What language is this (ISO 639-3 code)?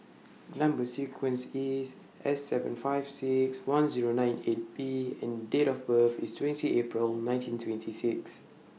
eng